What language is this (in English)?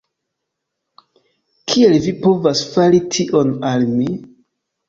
Esperanto